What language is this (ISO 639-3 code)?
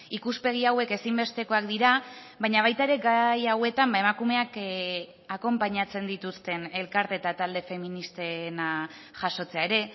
eus